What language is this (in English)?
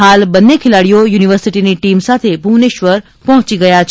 Gujarati